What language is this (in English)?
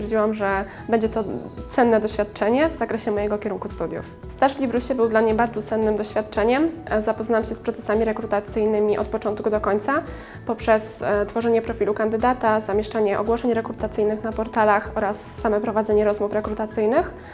Polish